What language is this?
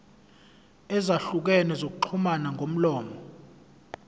Zulu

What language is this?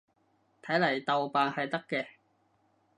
Cantonese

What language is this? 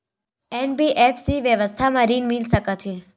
Chhattisgarhi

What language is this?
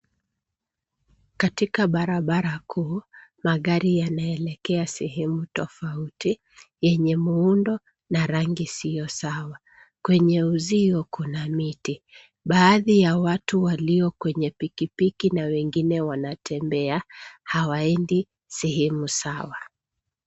Swahili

